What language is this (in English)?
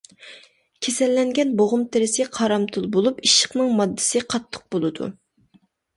Uyghur